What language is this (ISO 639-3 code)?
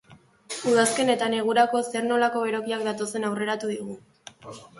eus